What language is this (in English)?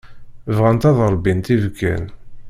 Kabyle